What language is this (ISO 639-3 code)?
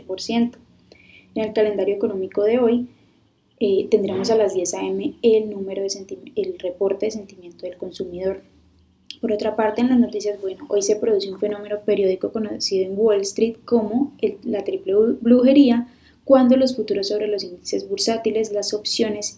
spa